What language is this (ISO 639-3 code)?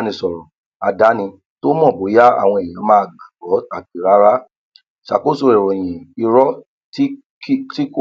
yor